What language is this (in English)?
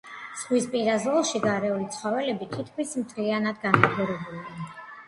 Georgian